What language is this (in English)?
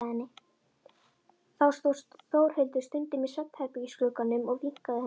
Icelandic